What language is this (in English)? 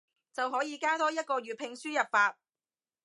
Cantonese